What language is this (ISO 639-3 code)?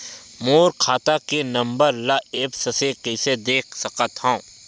hne